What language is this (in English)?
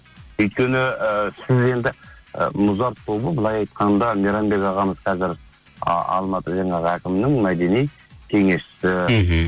Kazakh